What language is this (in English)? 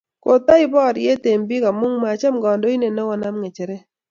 Kalenjin